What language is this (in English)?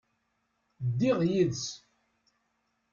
Kabyle